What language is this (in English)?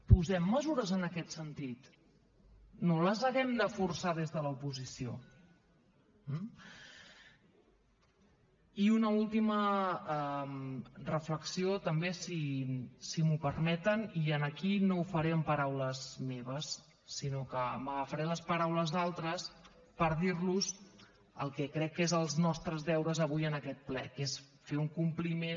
Catalan